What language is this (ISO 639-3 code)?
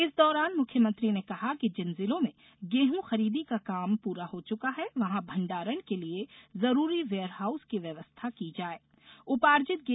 hin